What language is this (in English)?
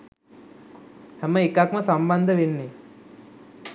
Sinhala